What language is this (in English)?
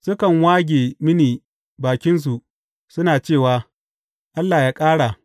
Hausa